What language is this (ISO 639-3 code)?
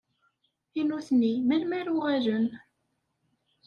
kab